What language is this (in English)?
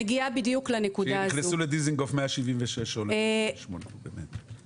Hebrew